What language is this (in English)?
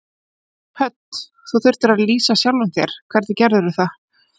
Icelandic